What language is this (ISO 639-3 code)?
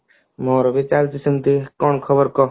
ori